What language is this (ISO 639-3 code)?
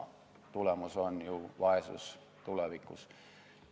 est